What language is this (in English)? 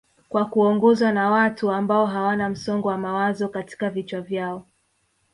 Swahili